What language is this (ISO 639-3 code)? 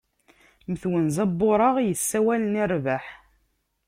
kab